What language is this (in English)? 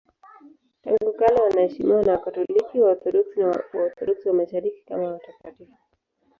Swahili